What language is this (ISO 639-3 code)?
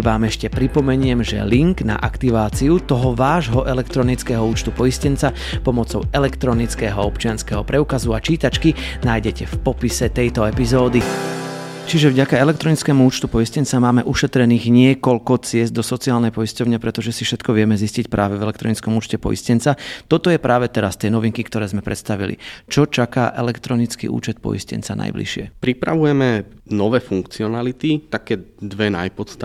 slk